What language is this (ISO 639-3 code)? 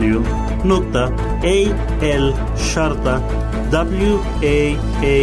ara